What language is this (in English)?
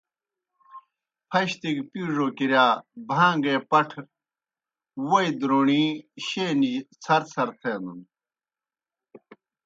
Kohistani Shina